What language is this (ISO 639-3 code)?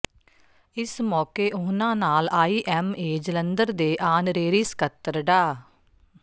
pan